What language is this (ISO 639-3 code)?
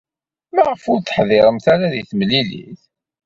kab